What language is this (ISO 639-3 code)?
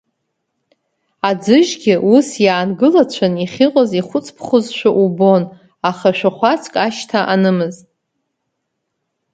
abk